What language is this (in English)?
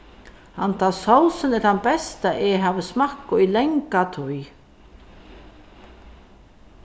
Faroese